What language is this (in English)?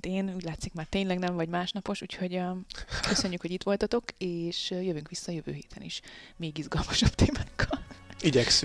Hungarian